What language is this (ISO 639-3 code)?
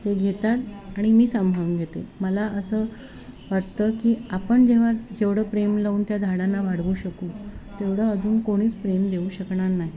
mar